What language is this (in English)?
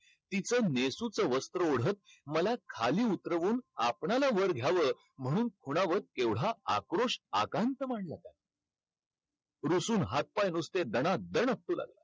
Marathi